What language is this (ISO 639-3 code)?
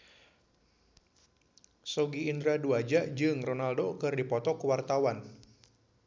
sun